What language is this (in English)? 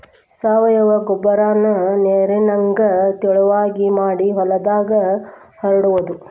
Kannada